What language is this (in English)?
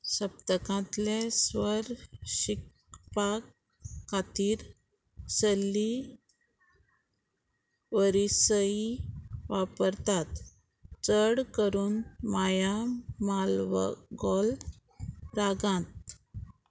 Konkani